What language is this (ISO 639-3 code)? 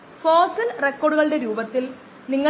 mal